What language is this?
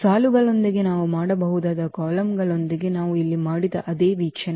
Kannada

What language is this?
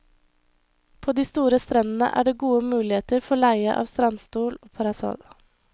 Norwegian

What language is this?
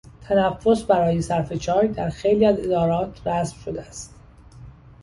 Persian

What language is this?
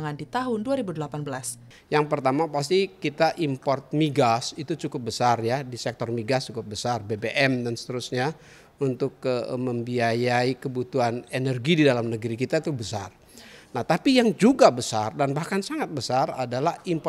Indonesian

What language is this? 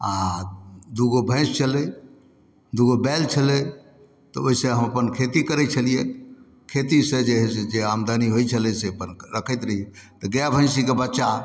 Maithili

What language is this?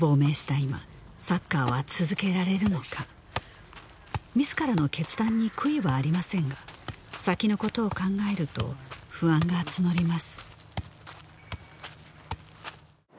Japanese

